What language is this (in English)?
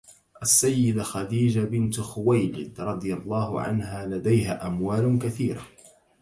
Arabic